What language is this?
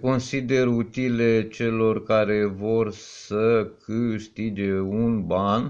Romanian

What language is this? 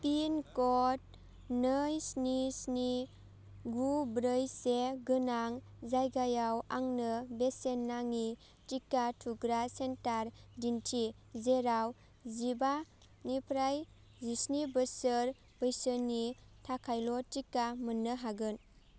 Bodo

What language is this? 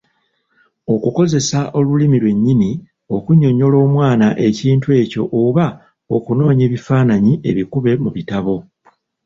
Ganda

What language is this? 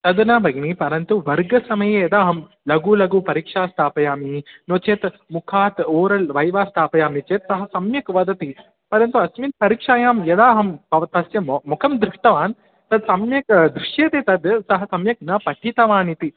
Sanskrit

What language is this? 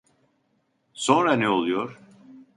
Turkish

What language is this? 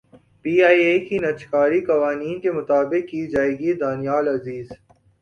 Urdu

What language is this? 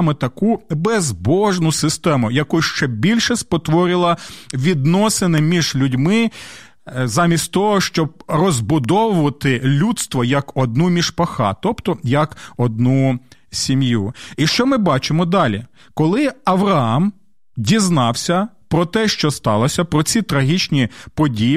Ukrainian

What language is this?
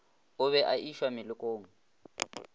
Northern Sotho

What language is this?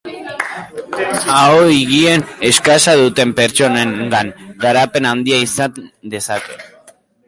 Basque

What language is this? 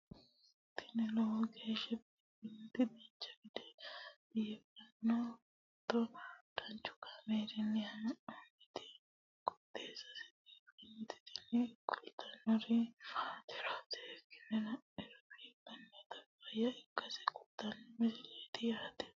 Sidamo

